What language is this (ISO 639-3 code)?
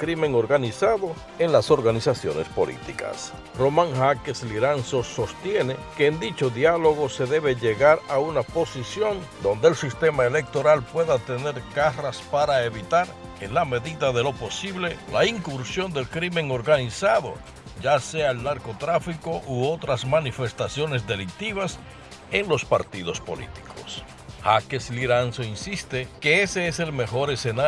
spa